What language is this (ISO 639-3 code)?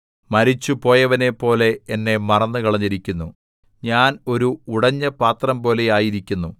mal